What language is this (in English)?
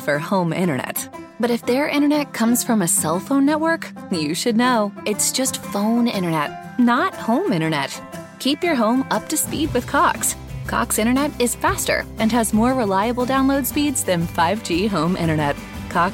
Italian